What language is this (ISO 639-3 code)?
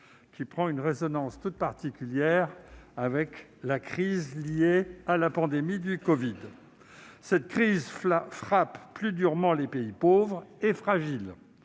fra